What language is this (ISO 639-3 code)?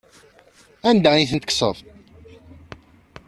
kab